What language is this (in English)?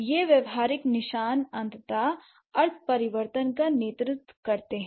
Hindi